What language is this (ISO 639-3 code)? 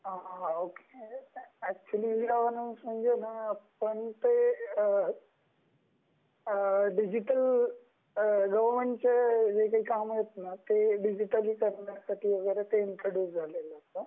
mar